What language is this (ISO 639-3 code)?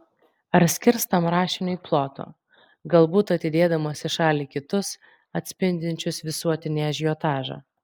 lit